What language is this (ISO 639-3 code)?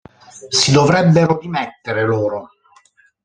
ita